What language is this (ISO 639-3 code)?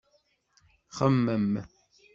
kab